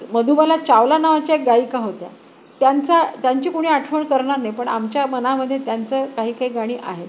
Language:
Marathi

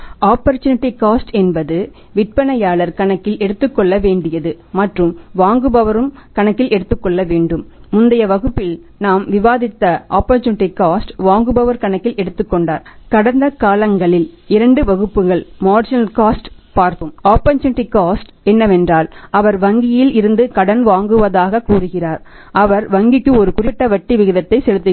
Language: Tamil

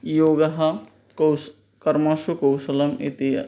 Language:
Sanskrit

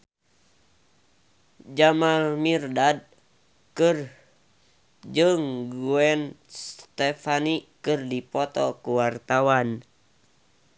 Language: Sundanese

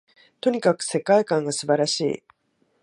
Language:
Japanese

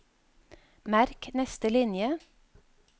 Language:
Norwegian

